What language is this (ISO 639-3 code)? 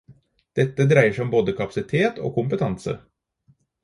nob